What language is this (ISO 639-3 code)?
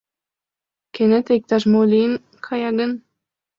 chm